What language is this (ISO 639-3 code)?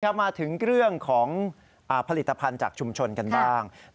tha